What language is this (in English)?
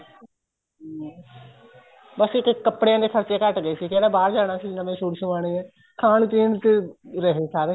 Punjabi